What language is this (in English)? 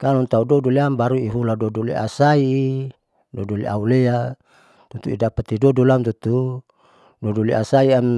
Saleman